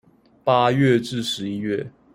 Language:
Chinese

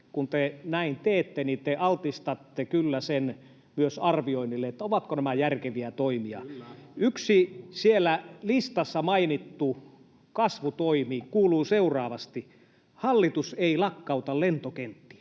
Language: Finnish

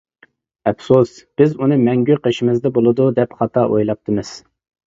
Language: Uyghur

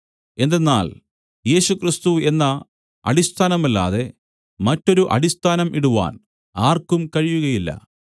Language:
Malayalam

